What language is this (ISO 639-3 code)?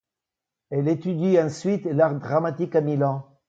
fra